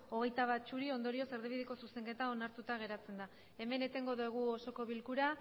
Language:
Basque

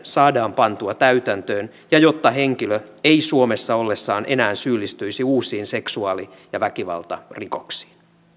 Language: Finnish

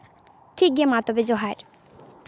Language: Santali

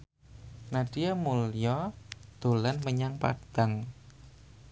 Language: Javanese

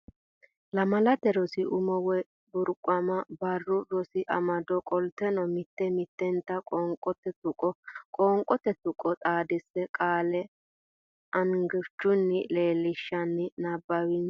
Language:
Sidamo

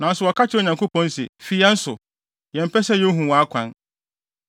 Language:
Akan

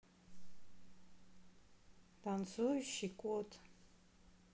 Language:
Russian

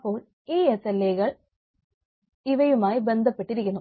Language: Malayalam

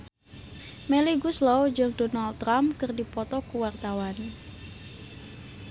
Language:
Sundanese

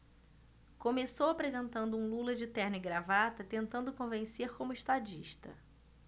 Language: Portuguese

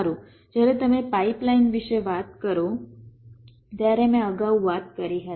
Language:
Gujarati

